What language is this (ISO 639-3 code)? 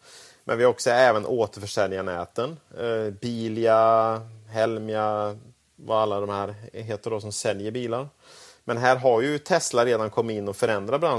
swe